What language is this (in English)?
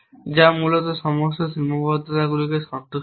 Bangla